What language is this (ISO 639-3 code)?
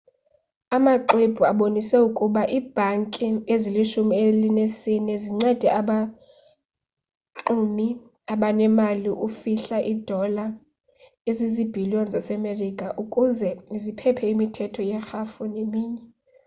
xho